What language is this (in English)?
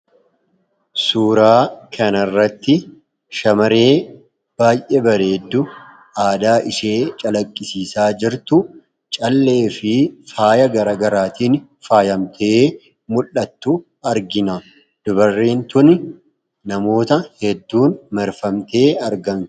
Oromo